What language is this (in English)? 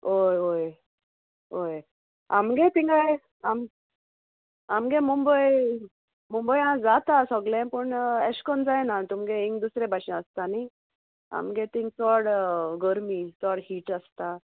Konkani